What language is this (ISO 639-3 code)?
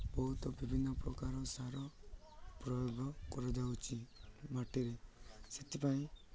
ori